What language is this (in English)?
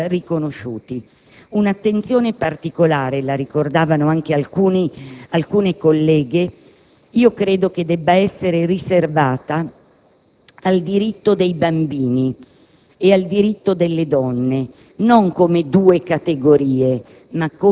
Italian